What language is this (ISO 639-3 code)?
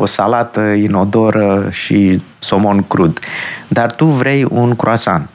ron